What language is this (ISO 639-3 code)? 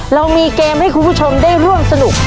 tha